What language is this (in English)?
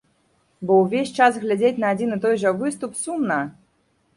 Belarusian